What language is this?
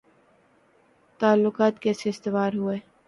Urdu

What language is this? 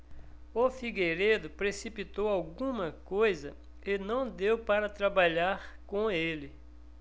Portuguese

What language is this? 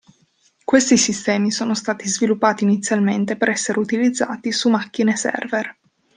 Italian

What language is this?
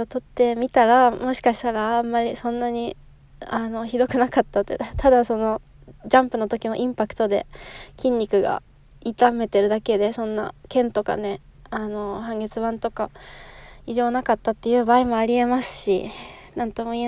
Japanese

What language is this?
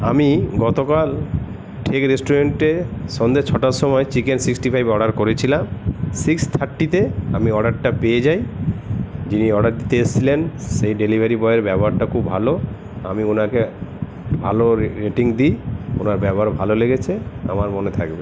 Bangla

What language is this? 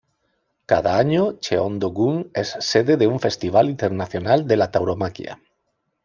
Spanish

